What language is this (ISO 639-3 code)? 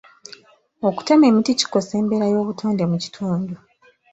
lug